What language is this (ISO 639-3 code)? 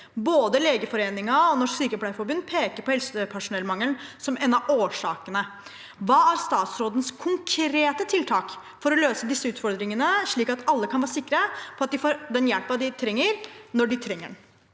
nor